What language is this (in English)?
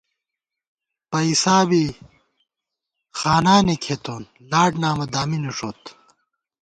Gawar-Bati